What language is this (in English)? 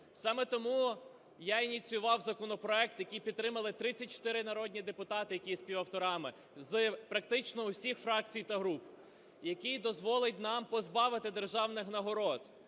Ukrainian